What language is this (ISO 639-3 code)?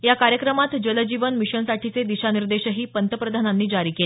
mar